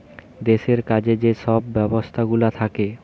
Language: Bangla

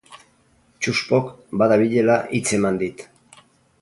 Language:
Basque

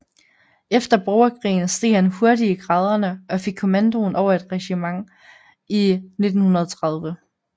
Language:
Danish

